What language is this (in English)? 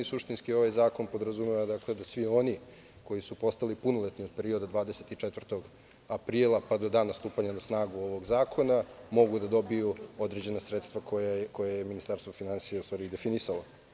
Serbian